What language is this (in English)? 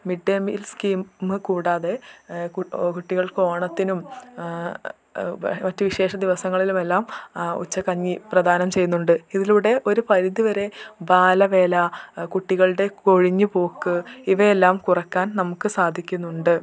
Malayalam